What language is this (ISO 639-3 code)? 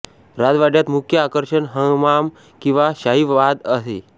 mar